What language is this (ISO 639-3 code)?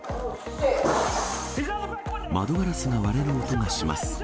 jpn